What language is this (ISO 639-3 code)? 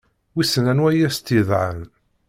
kab